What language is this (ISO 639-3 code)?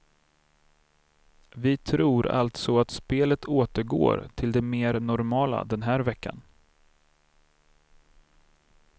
swe